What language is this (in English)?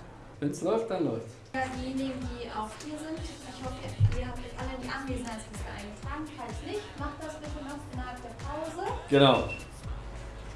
German